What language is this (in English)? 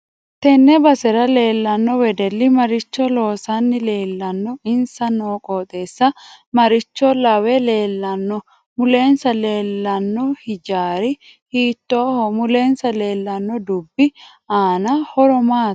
Sidamo